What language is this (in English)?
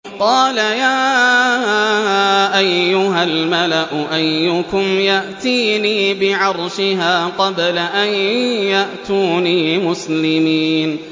Arabic